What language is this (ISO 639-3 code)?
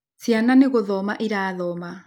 kik